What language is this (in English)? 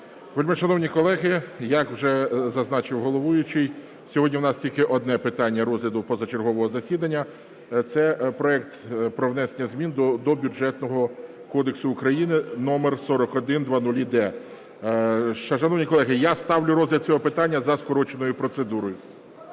Ukrainian